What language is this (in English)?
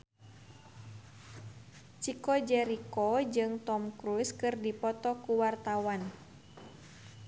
Sundanese